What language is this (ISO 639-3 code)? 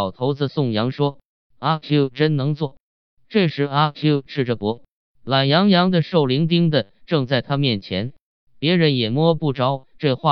zho